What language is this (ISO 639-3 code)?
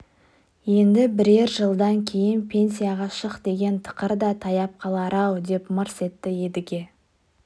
kaz